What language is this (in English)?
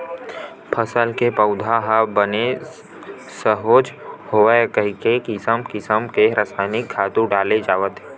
Chhattisgarhi